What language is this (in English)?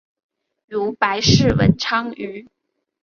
Chinese